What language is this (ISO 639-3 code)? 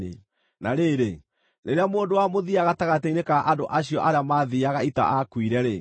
kik